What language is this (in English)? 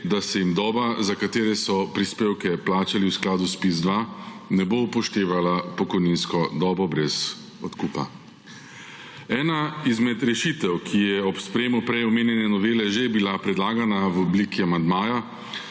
Slovenian